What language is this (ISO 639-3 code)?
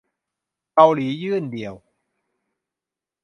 tha